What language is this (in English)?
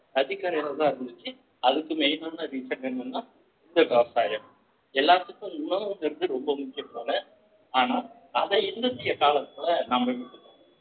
Tamil